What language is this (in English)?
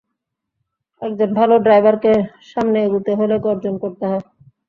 Bangla